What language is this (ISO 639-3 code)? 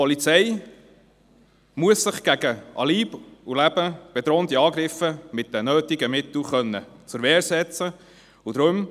gsw